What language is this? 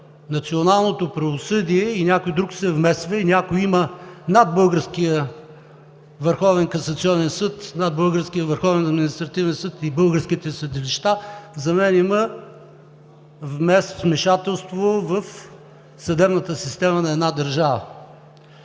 Bulgarian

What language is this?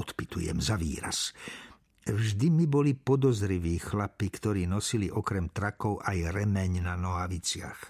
Slovak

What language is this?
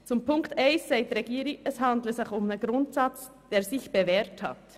Swiss German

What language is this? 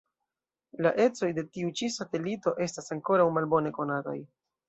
Esperanto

